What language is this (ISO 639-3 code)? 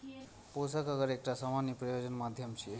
mai